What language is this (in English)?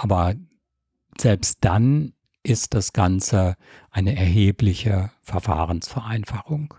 German